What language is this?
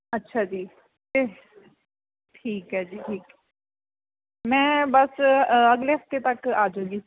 Punjabi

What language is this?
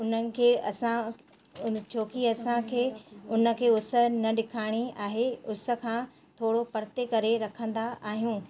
Sindhi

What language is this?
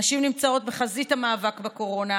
Hebrew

